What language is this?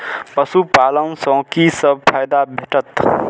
Maithili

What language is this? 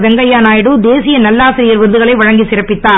Tamil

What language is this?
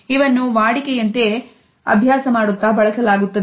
Kannada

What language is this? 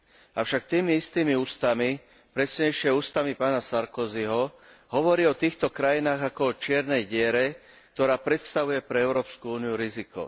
Slovak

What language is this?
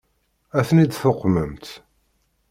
Kabyle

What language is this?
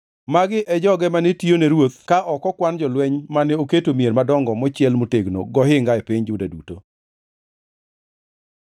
Luo (Kenya and Tanzania)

